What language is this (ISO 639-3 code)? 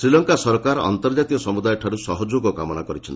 ori